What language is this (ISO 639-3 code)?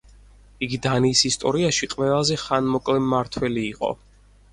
kat